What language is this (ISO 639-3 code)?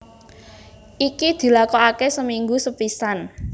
jav